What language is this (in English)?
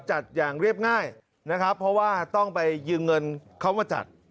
Thai